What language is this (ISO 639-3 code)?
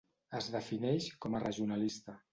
cat